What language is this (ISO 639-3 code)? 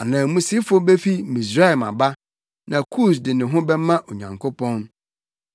aka